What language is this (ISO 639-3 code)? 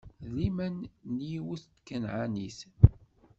kab